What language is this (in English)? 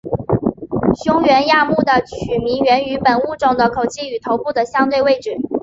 Chinese